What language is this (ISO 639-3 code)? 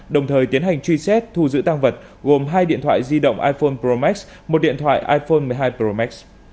vie